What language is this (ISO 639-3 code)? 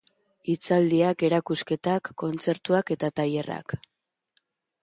eus